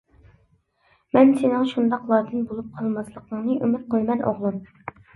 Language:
Uyghur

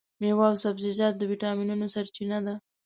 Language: Pashto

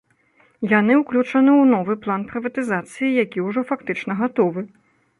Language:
Belarusian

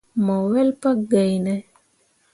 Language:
Mundang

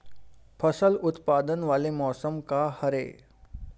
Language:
Chhattisgarhi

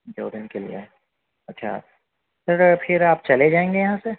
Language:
Urdu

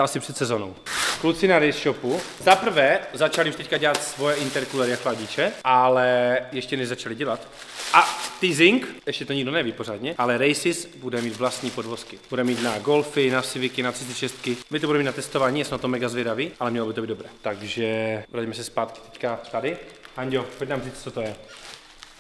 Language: Czech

